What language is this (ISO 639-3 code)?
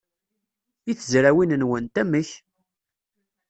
kab